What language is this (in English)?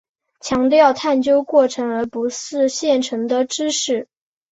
Chinese